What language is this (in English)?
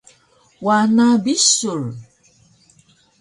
Taroko